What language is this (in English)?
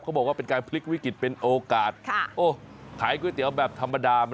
Thai